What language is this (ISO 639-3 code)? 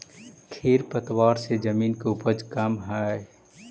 mag